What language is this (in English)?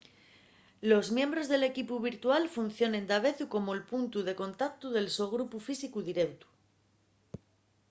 Asturian